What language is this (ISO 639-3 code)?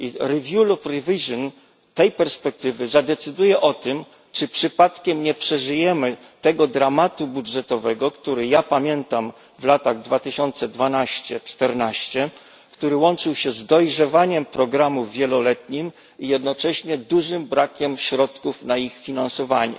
pol